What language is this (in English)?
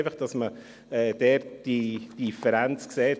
Swiss German